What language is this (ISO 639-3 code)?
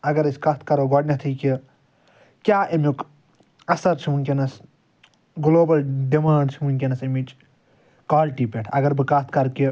kas